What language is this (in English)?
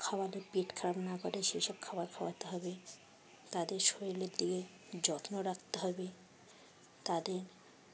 Bangla